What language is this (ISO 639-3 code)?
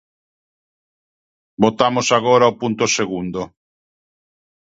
glg